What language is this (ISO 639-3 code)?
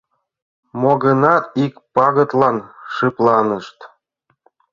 chm